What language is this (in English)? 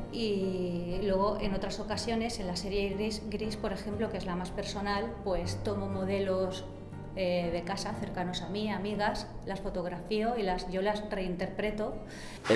Spanish